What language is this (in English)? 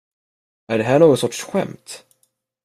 Swedish